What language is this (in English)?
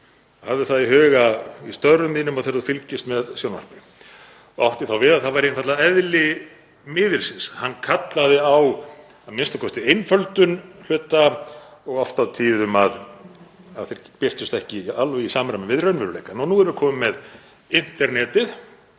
Icelandic